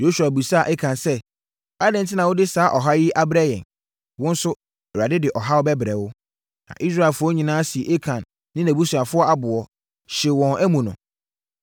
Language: Akan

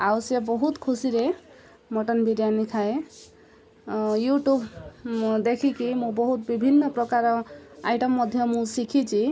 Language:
Odia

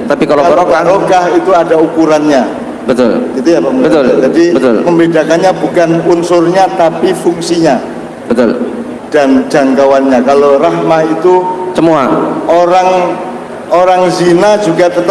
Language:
Indonesian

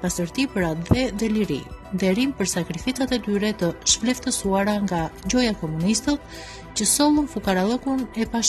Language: Romanian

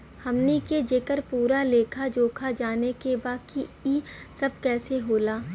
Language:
Bhojpuri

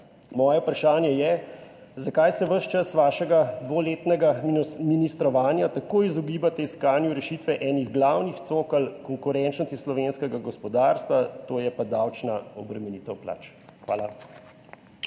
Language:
Slovenian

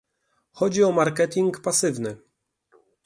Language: Polish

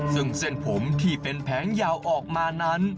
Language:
Thai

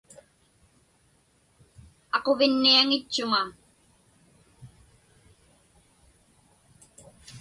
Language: Inupiaq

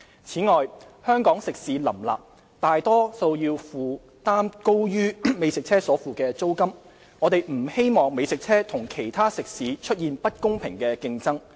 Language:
Cantonese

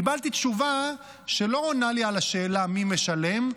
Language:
Hebrew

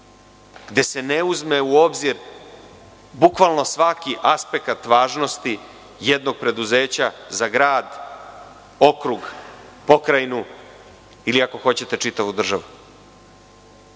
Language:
Serbian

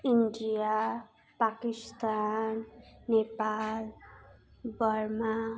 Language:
Nepali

